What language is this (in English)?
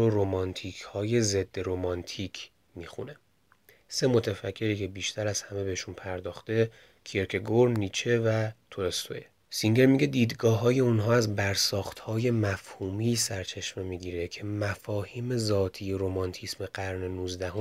Persian